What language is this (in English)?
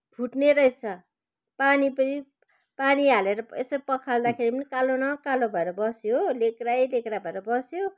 Nepali